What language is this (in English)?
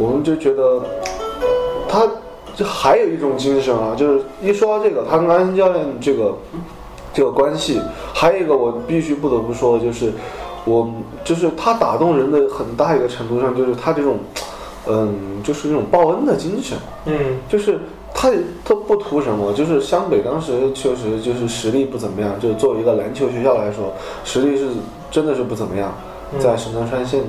Chinese